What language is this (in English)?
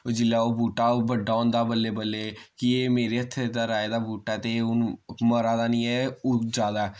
Dogri